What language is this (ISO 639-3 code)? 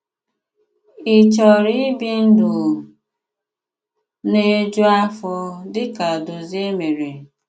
ibo